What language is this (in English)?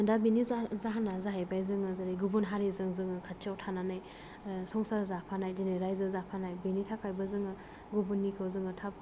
Bodo